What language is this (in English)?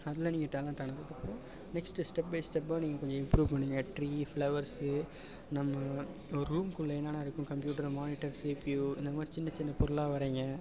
Tamil